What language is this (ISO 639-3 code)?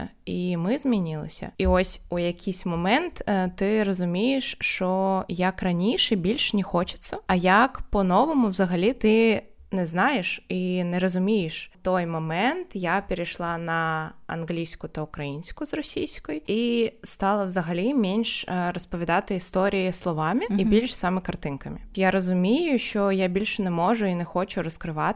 ukr